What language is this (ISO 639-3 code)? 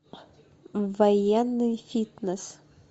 rus